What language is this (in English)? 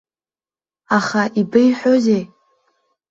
Abkhazian